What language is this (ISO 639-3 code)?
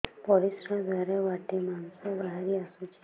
ori